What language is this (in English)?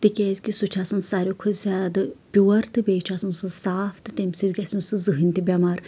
Kashmiri